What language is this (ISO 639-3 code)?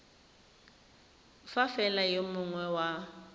tsn